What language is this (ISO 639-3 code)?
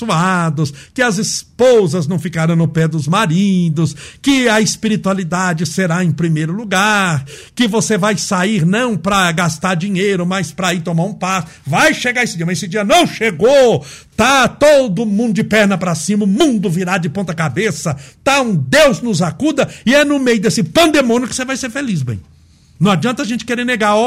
por